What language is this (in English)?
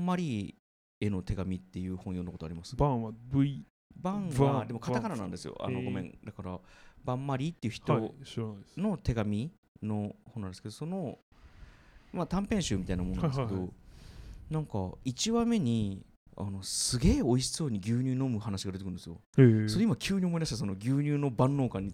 Japanese